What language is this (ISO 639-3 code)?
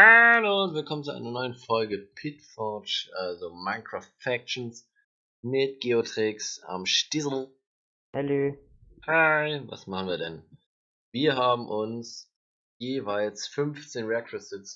deu